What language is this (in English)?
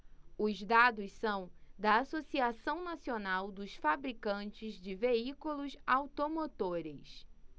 Portuguese